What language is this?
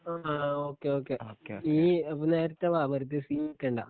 Malayalam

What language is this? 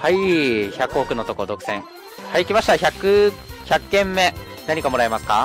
Japanese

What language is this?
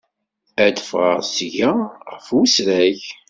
Kabyle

